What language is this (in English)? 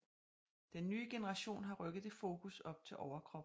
Danish